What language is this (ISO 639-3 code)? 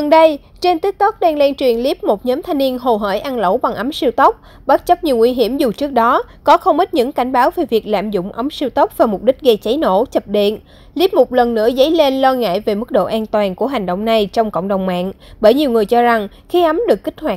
vie